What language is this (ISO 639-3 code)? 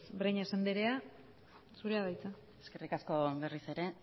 eus